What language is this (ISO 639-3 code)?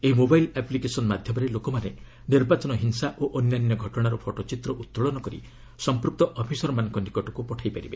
ori